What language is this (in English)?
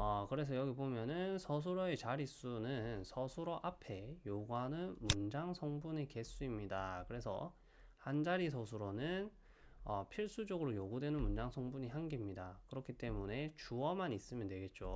Korean